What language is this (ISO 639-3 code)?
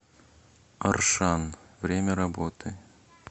rus